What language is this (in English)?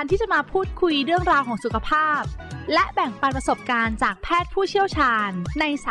Thai